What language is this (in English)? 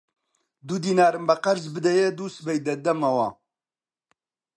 Central Kurdish